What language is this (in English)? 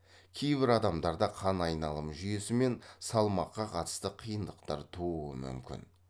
Kazakh